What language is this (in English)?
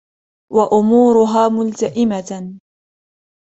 Arabic